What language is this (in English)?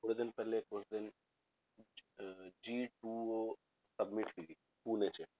Punjabi